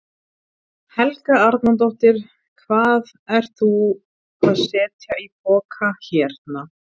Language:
Icelandic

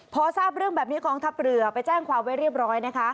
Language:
Thai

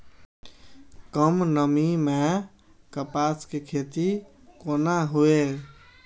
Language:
Maithili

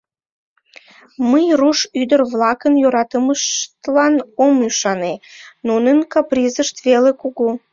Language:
Mari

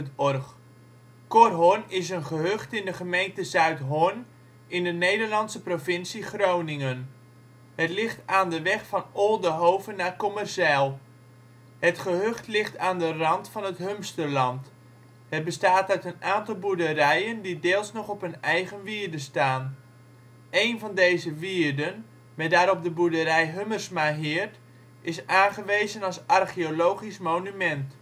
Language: Dutch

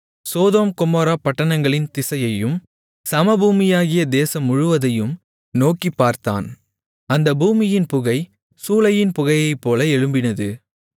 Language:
Tamil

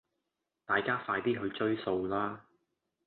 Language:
Cantonese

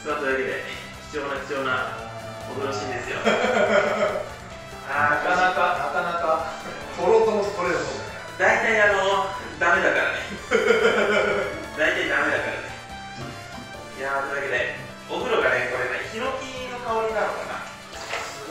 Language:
Japanese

